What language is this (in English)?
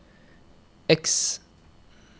Norwegian